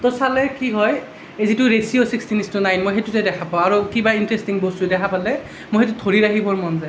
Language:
Assamese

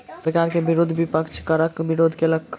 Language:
Maithili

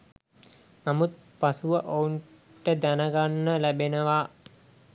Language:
Sinhala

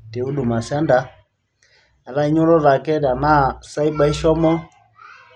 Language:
Masai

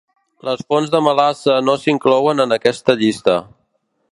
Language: Catalan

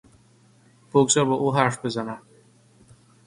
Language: Persian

